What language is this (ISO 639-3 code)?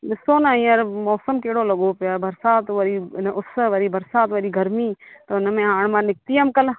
snd